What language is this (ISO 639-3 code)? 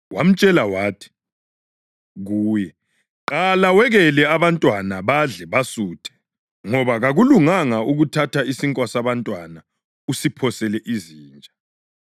nde